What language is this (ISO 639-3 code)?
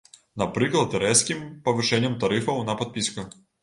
bel